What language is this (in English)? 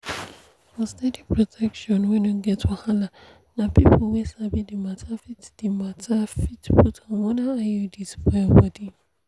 Nigerian Pidgin